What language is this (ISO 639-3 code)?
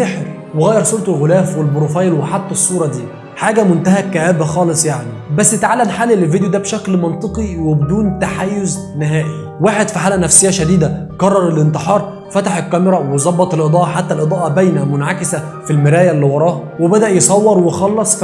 ara